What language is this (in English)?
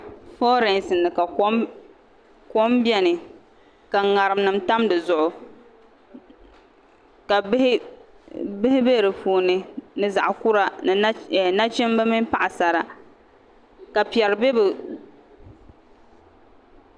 Dagbani